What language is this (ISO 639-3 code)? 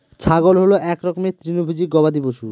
ben